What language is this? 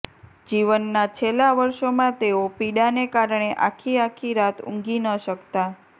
Gujarati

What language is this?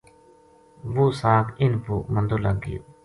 Gujari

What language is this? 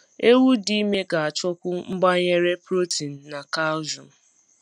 Igbo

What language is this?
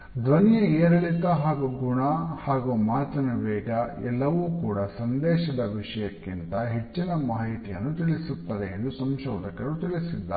Kannada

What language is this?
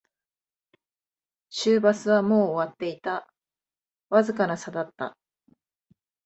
Japanese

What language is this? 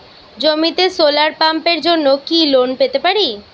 Bangla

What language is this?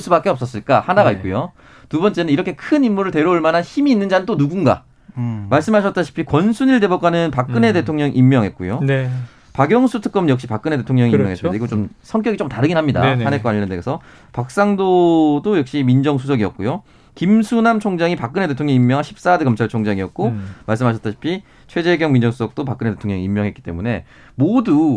Korean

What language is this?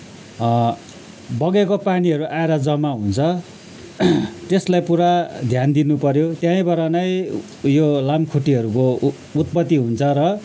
Nepali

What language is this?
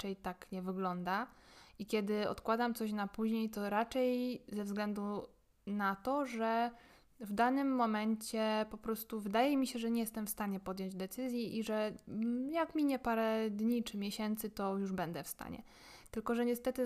Polish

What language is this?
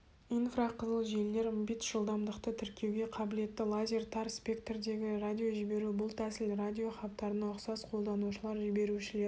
Kazakh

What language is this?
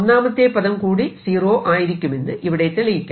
Malayalam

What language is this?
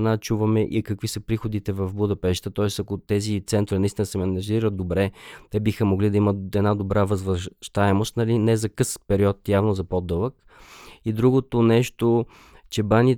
Bulgarian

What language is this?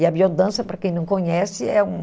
Portuguese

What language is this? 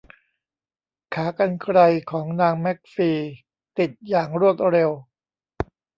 Thai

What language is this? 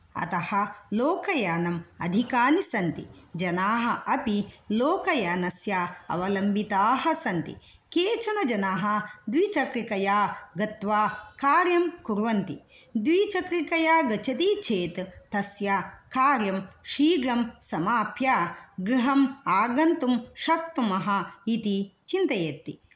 Sanskrit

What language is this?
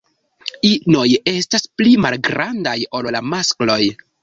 Esperanto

